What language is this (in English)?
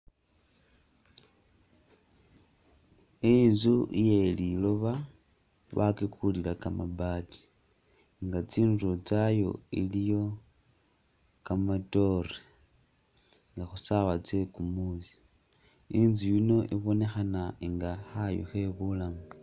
Masaaba